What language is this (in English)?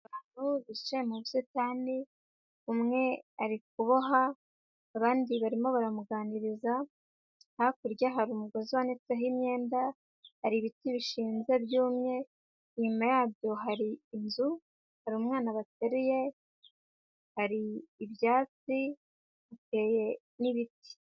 Kinyarwanda